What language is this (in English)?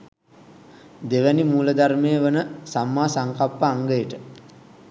Sinhala